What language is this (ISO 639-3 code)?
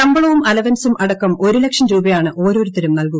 mal